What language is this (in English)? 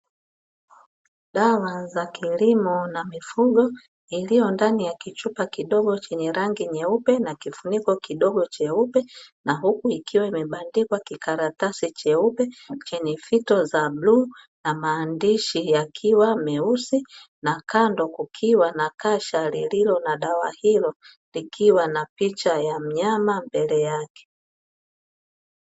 Swahili